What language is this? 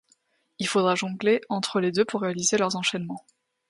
French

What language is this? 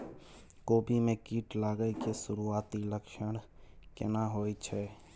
Maithili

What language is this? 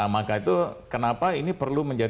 Indonesian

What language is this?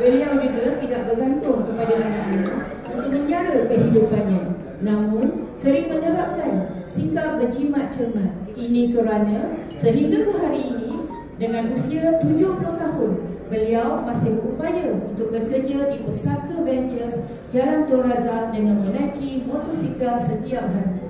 Malay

